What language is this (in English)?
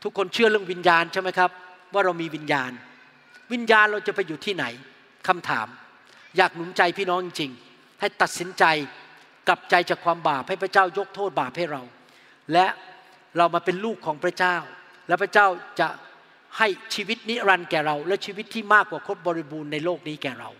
Thai